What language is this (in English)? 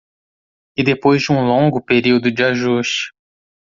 Portuguese